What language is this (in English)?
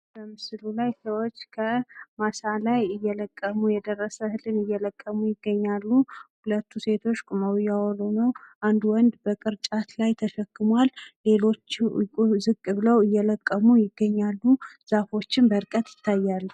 Amharic